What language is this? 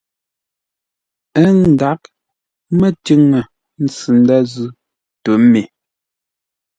Ngombale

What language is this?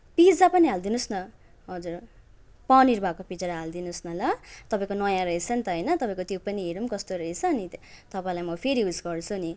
Nepali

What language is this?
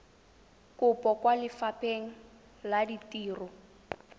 Tswana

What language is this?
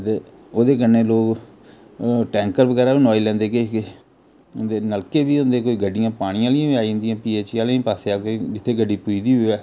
Dogri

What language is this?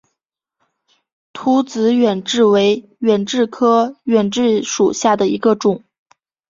Chinese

